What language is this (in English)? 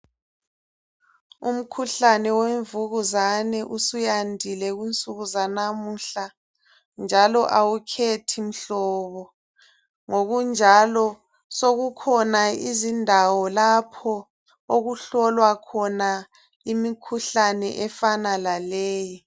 North Ndebele